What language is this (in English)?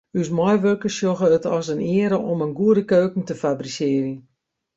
Western Frisian